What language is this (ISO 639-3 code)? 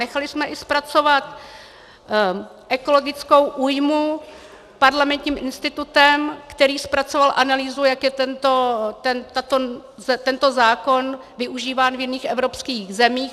ces